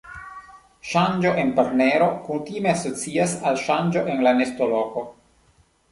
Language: Esperanto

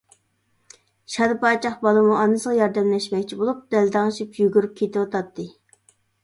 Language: Uyghur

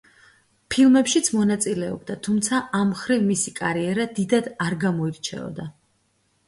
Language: Georgian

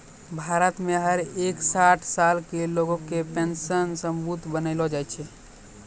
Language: Maithili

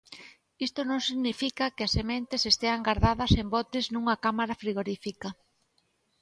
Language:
Galician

